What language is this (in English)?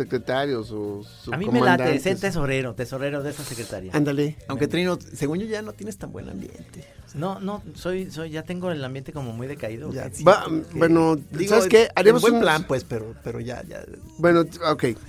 Spanish